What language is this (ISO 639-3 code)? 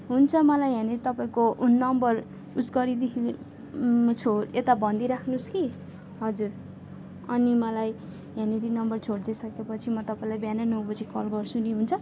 nep